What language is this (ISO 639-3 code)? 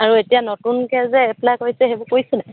asm